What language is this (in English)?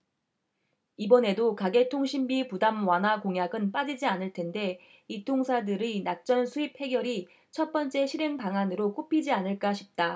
Korean